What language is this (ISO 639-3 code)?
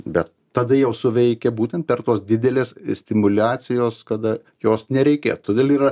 lit